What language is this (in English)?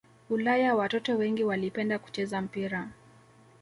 Swahili